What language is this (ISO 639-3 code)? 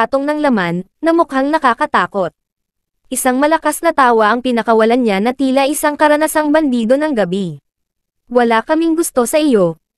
fil